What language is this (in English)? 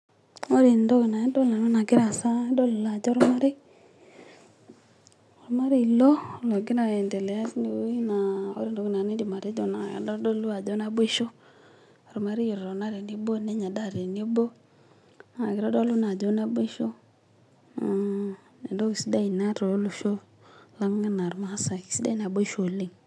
Masai